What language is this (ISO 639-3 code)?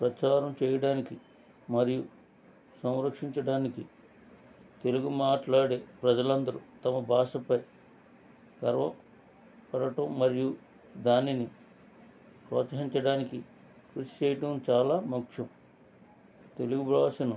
tel